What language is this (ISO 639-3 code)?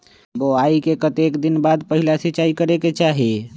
mag